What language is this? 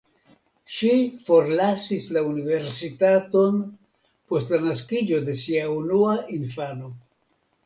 Esperanto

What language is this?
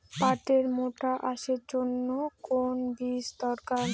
Bangla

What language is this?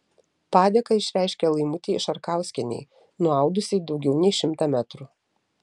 Lithuanian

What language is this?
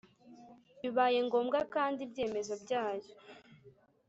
Kinyarwanda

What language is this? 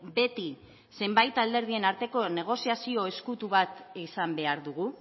Basque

